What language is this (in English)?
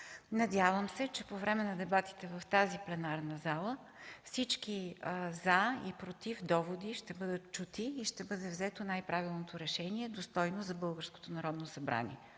Bulgarian